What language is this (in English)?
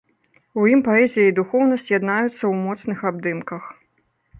Belarusian